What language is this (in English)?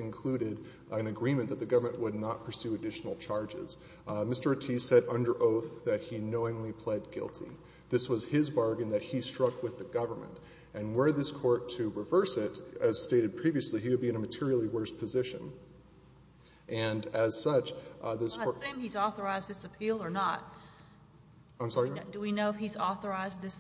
English